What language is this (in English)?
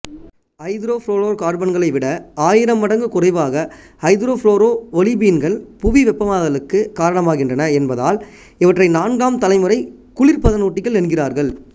Tamil